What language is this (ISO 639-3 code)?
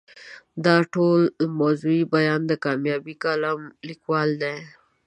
pus